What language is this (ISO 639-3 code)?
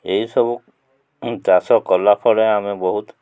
ori